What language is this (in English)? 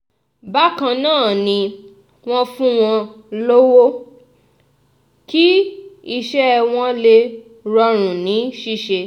Yoruba